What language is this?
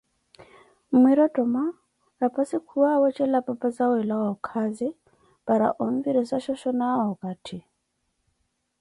Koti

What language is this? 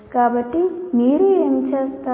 Telugu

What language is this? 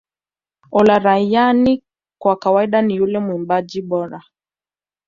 Swahili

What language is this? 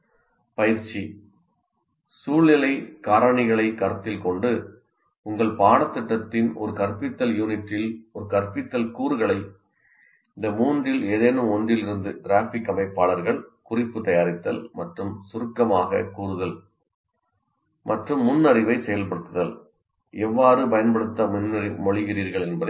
Tamil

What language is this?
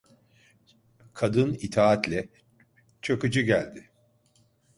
Turkish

